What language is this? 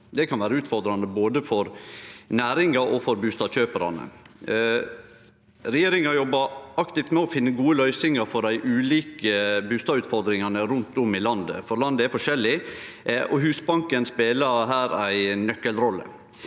Norwegian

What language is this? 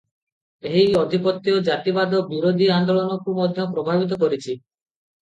Odia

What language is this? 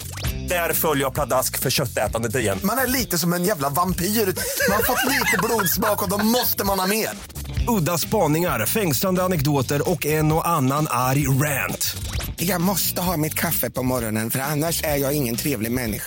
Swedish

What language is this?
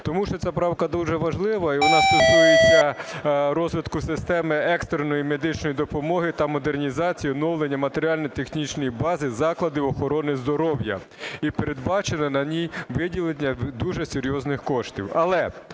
Ukrainian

